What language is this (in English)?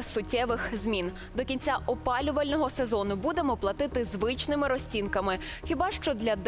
Ukrainian